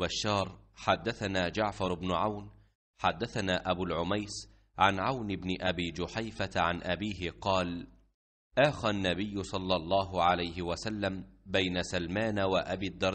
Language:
Arabic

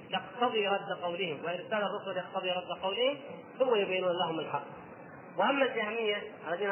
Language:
Arabic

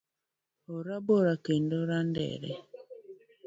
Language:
Luo (Kenya and Tanzania)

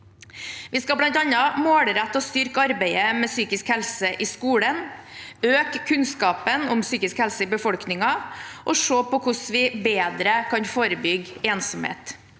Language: Norwegian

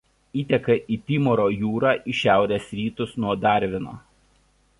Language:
Lithuanian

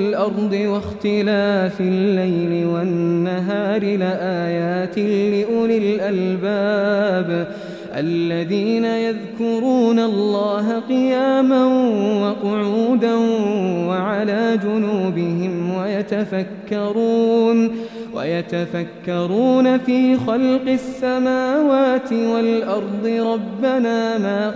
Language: Arabic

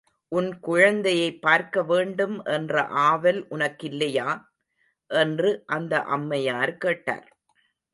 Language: Tamil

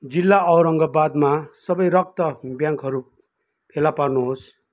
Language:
Nepali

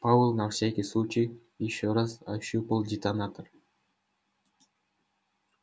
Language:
Russian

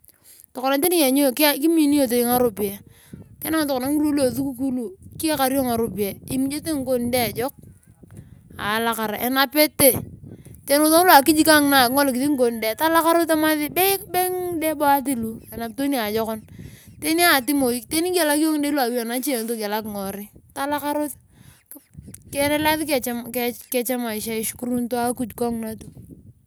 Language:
Turkana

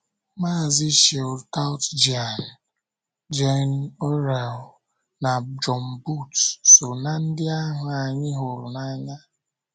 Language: Igbo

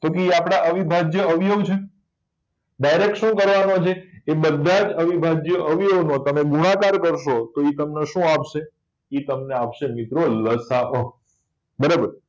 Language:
Gujarati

